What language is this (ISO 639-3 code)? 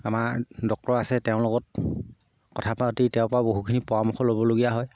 asm